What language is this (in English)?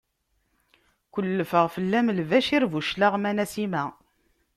Kabyle